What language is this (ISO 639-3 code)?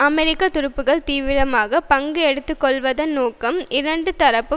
tam